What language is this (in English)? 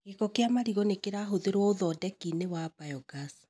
Kikuyu